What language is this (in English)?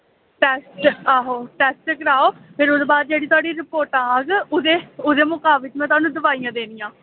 Dogri